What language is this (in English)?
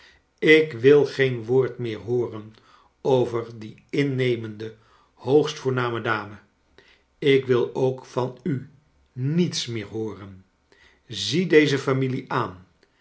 Dutch